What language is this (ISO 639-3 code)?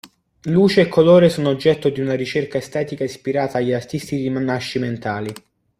ita